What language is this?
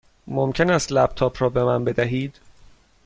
Persian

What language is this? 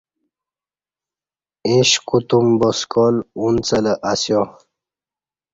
Kati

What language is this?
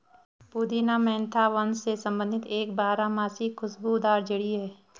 Hindi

